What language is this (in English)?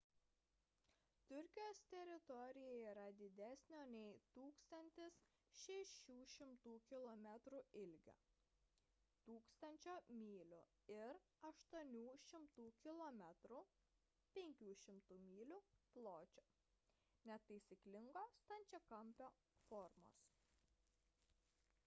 Lithuanian